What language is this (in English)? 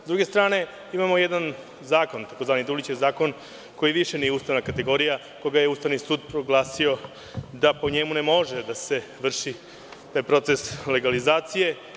Serbian